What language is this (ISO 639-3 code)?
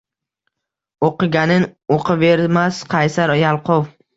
uzb